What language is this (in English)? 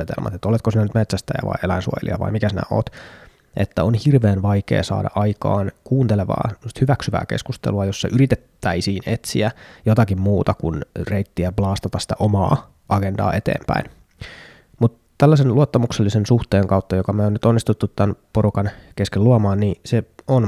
Finnish